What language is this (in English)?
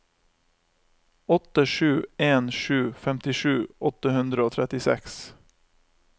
Norwegian